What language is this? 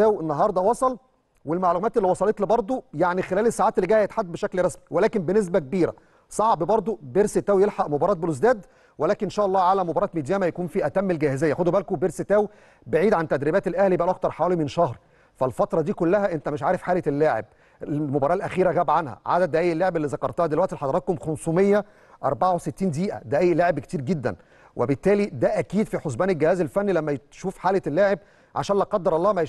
Arabic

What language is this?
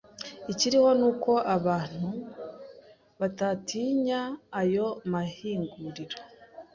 Kinyarwanda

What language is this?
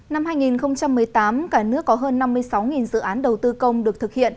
Vietnamese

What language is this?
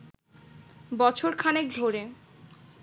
Bangla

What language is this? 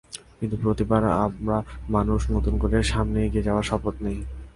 Bangla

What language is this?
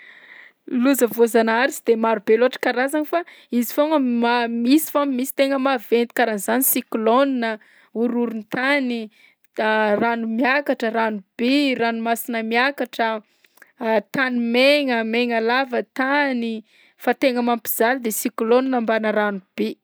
Southern Betsimisaraka Malagasy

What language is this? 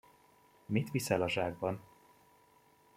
Hungarian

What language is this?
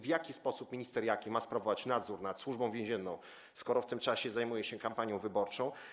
Polish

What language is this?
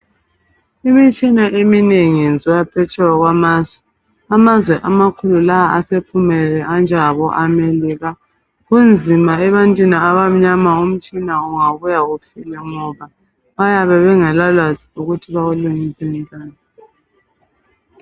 North Ndebele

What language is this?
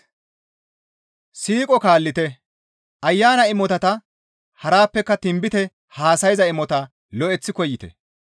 Gamo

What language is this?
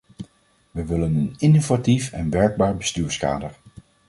Dutch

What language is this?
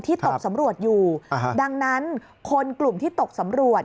Thai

